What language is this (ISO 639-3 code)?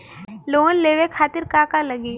bho